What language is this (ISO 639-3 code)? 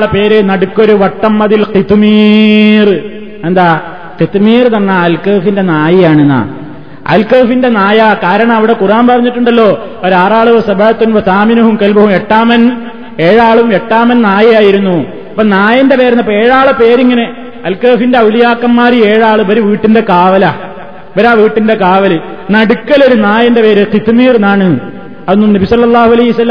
mal